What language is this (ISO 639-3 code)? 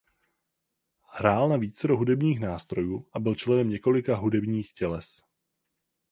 ces